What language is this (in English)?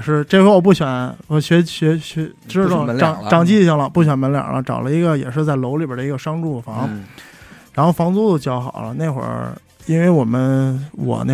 Chinese